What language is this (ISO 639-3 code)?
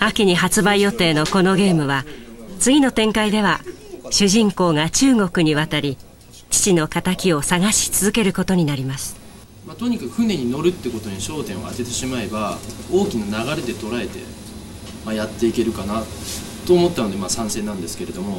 jpn